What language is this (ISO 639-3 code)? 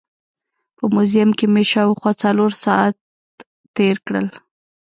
pus